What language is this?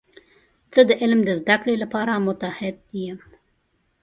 Pashto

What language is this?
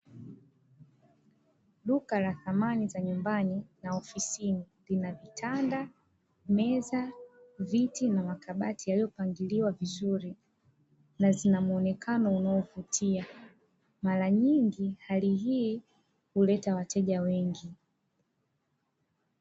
Swahili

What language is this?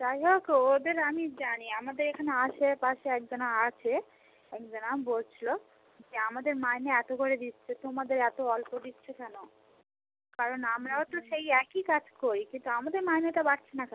Bangla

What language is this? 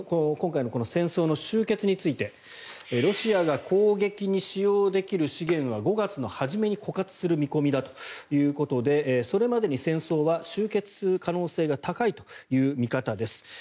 Japanese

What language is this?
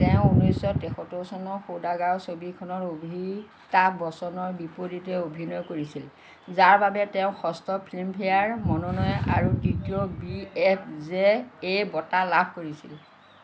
Assamese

